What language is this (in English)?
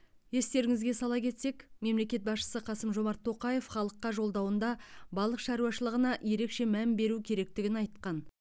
Kazakh